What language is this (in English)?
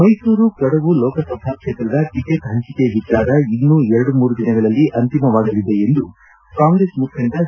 Kannada